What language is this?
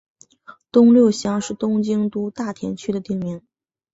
Chinese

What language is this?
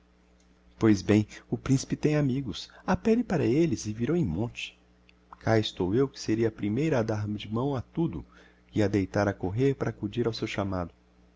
Portuguese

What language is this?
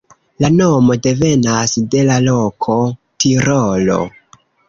Esperanto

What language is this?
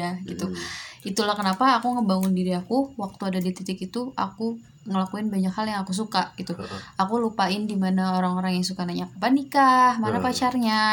Indonesian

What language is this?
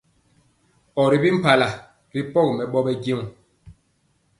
Mpiemo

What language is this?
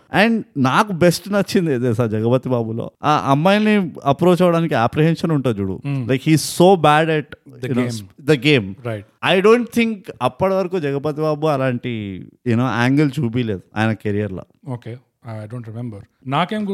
Telugu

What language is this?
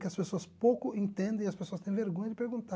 Portuguese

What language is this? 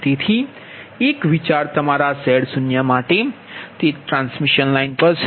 Gujarati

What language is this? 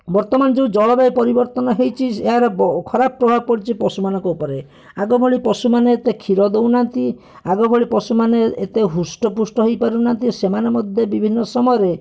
Odia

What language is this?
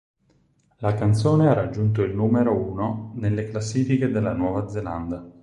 Italian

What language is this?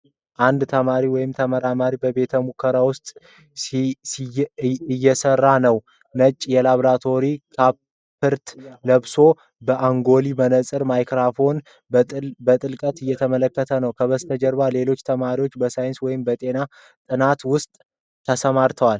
Amharic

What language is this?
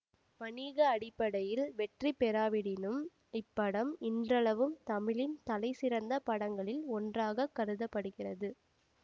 Tamil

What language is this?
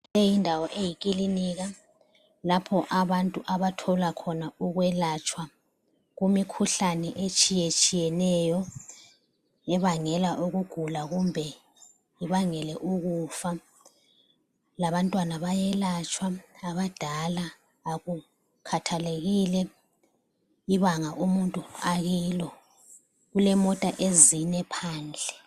North Ndebele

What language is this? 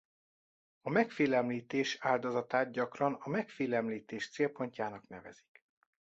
Hungarian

